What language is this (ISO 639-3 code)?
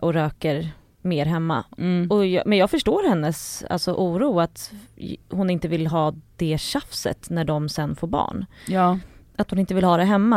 swe